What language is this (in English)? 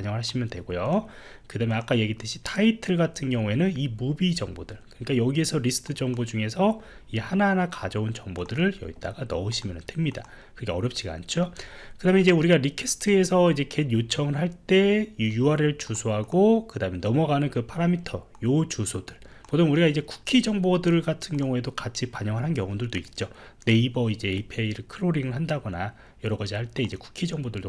Korean